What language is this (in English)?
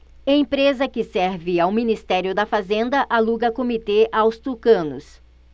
Portuguese